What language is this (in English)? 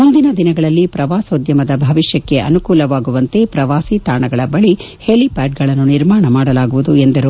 Kannada